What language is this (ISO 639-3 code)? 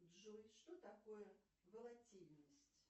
rus